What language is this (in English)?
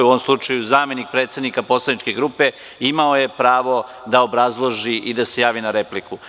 Serbian